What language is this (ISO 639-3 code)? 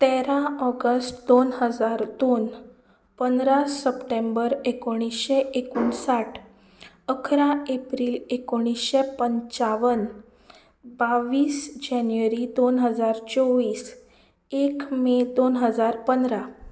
kok